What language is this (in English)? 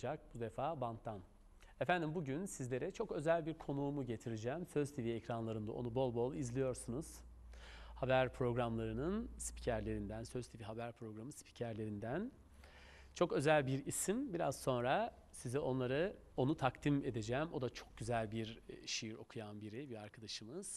Turkish